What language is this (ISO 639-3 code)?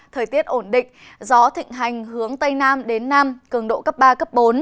vie